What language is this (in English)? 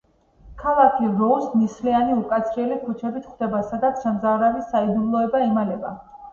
Georgian